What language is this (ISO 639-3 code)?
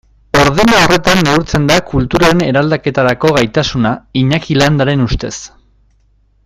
eus